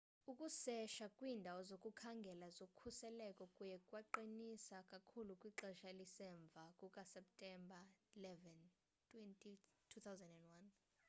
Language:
Xhosa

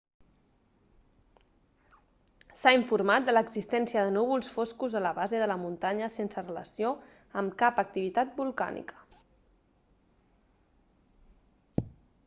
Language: Catalan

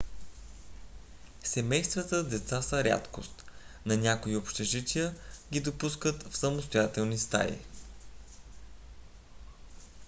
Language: Bulgarian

